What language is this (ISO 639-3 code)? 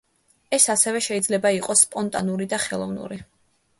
kat